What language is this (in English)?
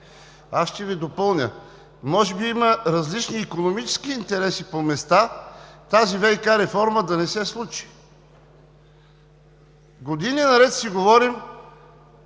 Bulgarian